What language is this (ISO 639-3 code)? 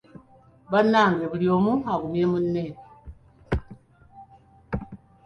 lug